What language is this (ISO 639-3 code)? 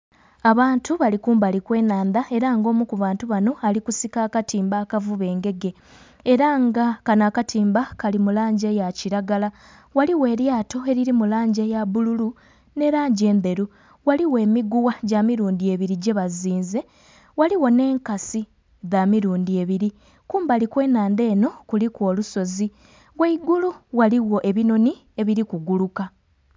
xog